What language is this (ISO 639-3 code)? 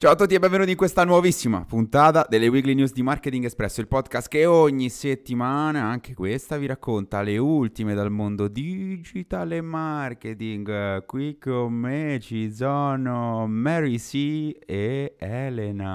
ita